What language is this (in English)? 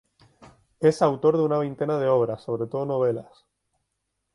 Spanish